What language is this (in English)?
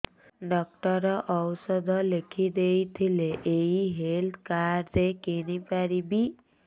Odia